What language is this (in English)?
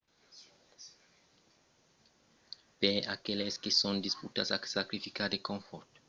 Occitan